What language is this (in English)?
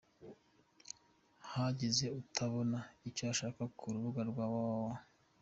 Kinyarwanda